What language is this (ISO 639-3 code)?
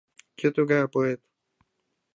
chm